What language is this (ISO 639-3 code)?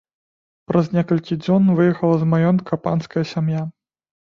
bel